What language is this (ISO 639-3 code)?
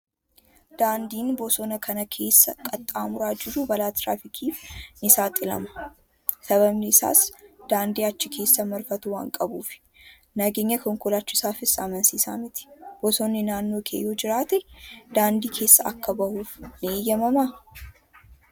orm